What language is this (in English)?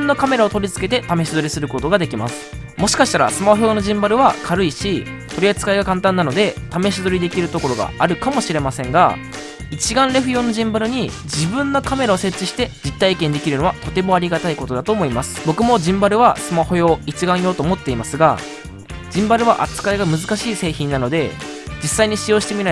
Japanese